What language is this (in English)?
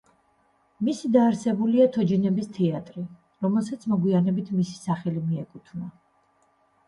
Georgian